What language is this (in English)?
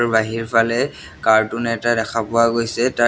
Assamese